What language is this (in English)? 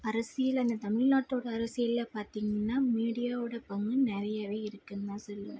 Tamil